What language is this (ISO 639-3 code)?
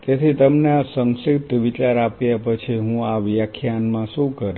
guj